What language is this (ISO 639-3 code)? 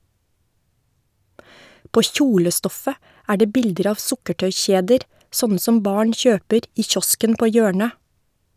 nor